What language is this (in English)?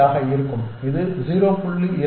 Tamil